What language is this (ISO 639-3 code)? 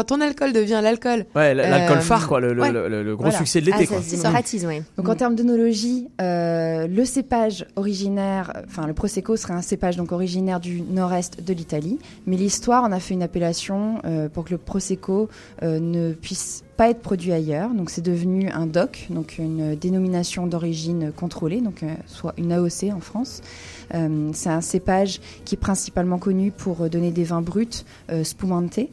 fra